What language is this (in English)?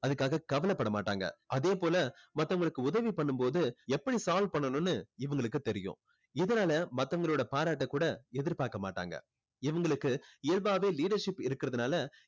Tamil